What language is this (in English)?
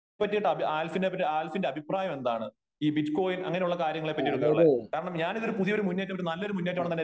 Malayalam